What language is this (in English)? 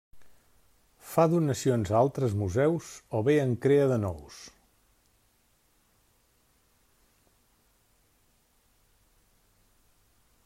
Catalan